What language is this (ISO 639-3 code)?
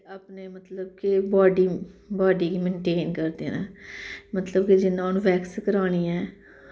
doi